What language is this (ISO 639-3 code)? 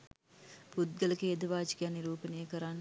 sin